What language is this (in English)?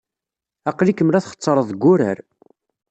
Kabyle